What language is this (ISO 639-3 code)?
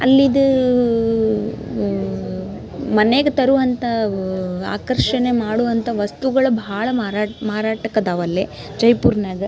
kan